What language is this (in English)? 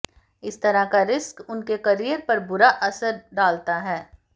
Hindi